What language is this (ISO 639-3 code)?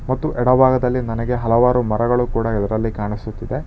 kan